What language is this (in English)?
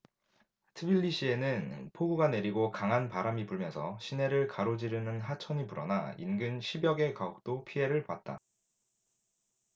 Korean